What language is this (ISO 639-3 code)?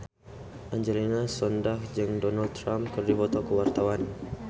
sun